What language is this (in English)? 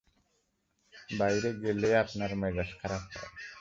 Bangla